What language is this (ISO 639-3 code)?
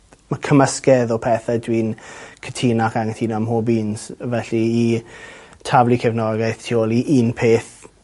cym